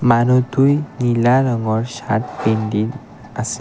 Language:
Assamese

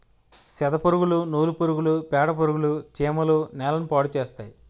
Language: Telugu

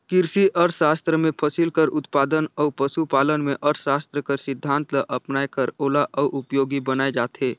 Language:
Chhattisgarhi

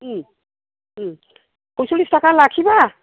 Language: Bodo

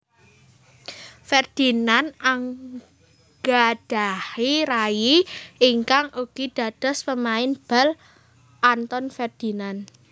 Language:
Javanese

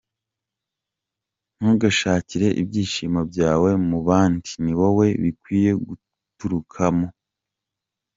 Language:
Kinyarwanda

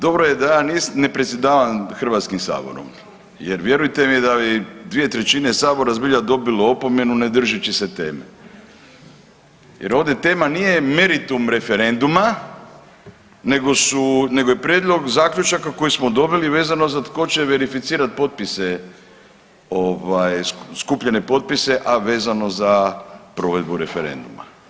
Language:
Croatian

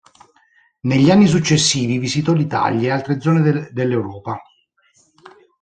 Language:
Italian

